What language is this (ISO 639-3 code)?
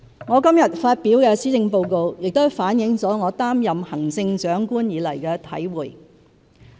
yue